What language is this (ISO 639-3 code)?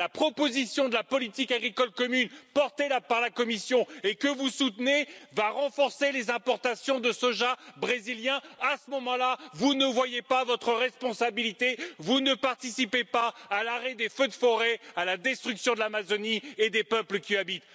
fra